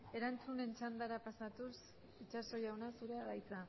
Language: Basque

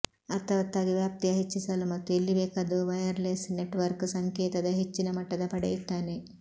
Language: Kannada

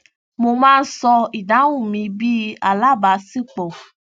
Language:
Yoruba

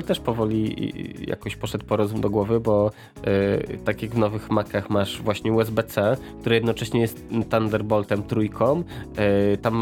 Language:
Polish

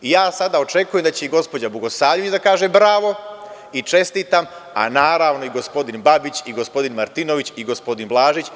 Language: Serbian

